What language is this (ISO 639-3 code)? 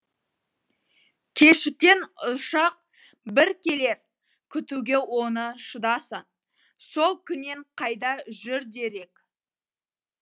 kaz